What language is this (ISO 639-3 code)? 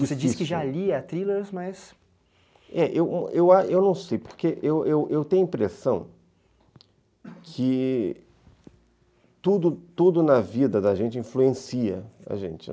por